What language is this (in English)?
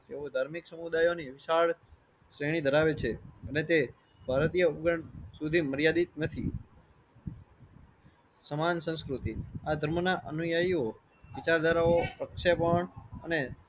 Gujarati